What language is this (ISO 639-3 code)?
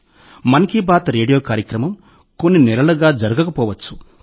tel